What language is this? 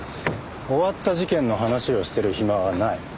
Japanese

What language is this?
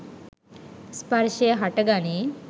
Sinhala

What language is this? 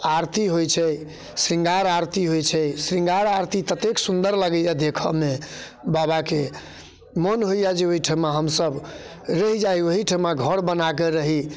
Maithili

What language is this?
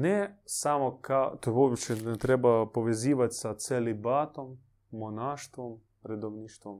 Croatian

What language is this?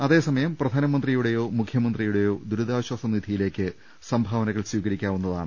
Malayalam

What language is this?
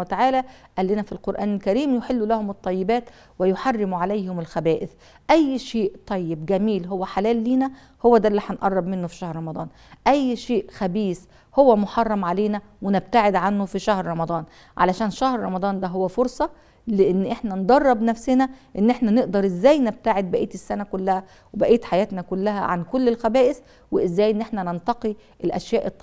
Arabic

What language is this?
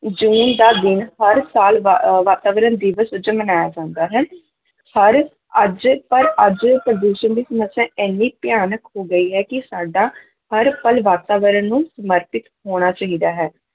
Punjabi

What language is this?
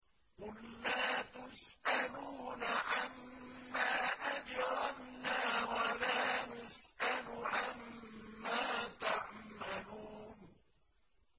Arabic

